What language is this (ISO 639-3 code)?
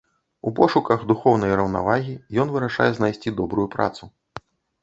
bel